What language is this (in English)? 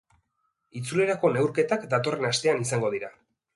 Basque